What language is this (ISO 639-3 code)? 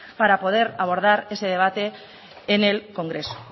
spa